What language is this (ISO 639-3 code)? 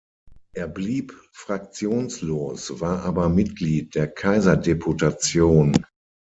deu